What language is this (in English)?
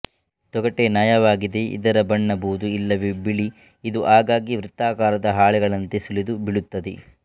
Kannada